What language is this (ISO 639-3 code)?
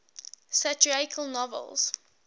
eng